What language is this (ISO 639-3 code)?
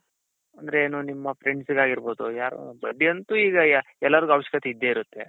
kan